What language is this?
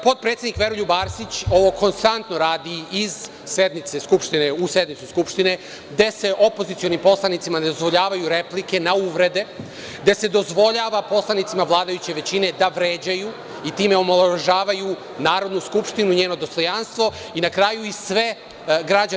Serbian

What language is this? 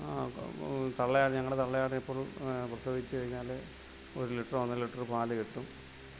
Malayalam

